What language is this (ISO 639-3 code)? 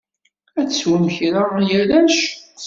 kab